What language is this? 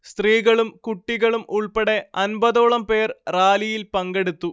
Malayalam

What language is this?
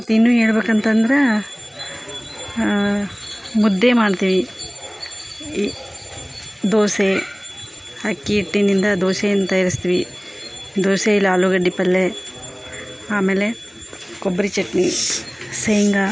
Kannada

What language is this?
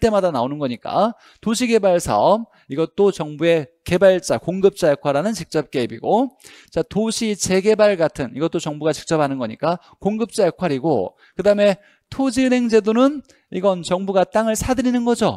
Korean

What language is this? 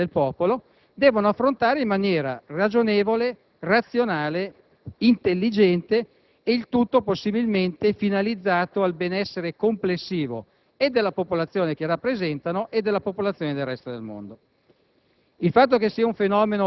Italian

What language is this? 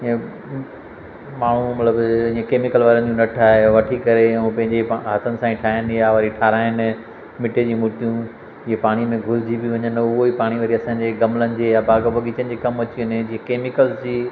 Sindhi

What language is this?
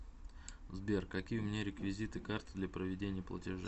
Russian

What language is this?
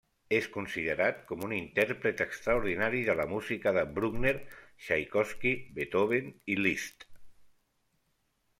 Catalan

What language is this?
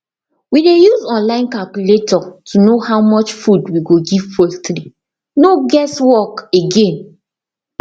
Nigerian Pidgin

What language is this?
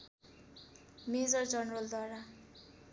Nepali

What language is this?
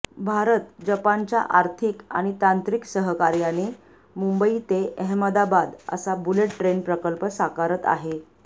Marathi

